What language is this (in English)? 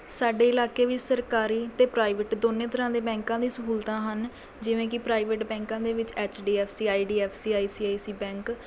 Punjabi